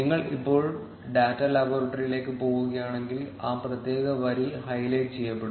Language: Malayalam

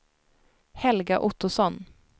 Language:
Swedish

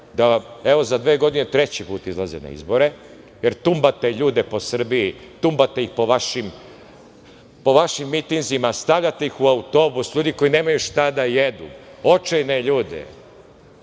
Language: Serbian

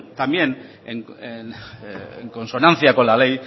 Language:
Spanish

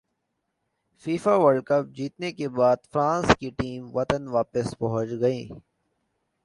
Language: Urdu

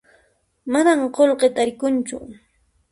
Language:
Puno Quechua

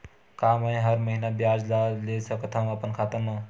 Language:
Chhattisgarhi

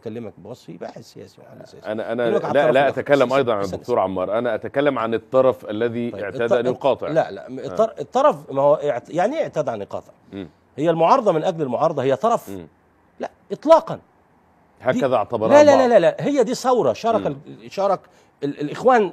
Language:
Arabic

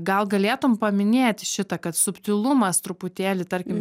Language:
Lithuanian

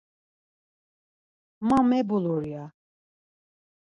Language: Laz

